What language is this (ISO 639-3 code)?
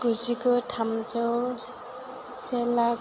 brx